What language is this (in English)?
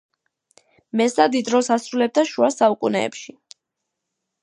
Georgian